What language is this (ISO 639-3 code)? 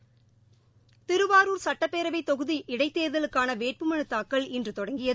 tam